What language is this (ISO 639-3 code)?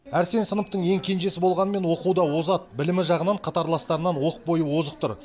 kaz